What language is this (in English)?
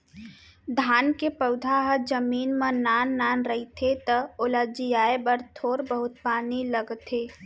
Chhattisgarhi